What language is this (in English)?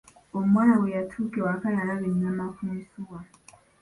Ganda